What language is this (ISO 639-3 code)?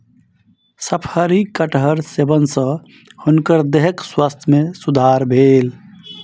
mai